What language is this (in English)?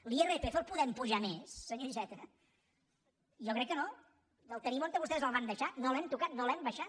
Catalan